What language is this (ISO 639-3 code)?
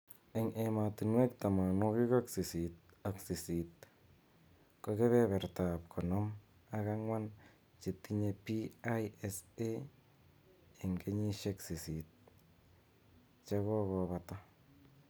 kln